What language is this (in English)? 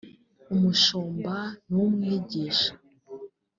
Kinyarwanda